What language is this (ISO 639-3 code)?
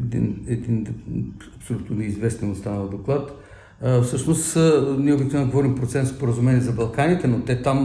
bul